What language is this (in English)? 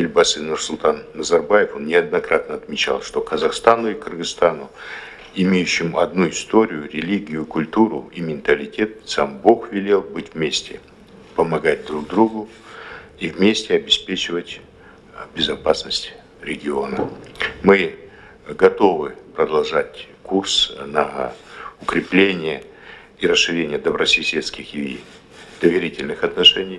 Russian